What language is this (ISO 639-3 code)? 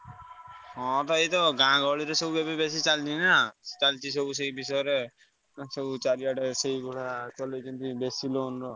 ori